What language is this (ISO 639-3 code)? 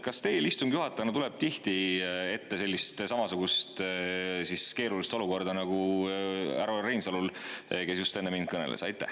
est